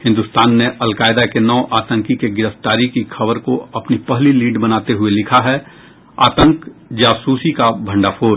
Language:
Hindi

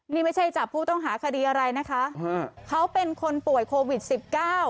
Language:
Thai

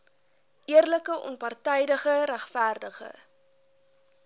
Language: Afrikaans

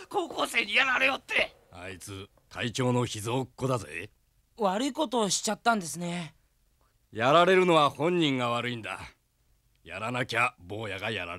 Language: Japanese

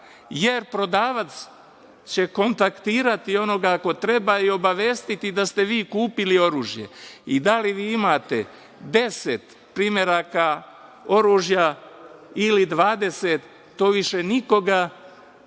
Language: Serbian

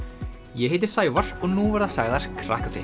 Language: Icelandic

